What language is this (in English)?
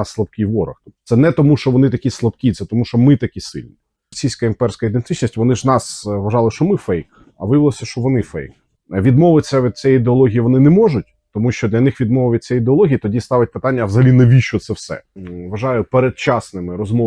Ukrainian